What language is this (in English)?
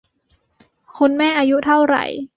Thai